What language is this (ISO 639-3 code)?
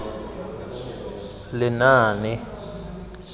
tsn